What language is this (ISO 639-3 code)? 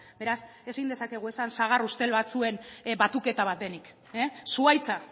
eus